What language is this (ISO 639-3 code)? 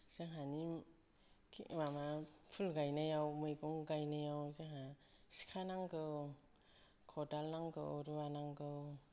brx